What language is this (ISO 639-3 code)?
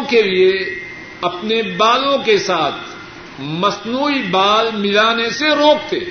urd